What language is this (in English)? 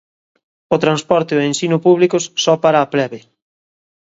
Galician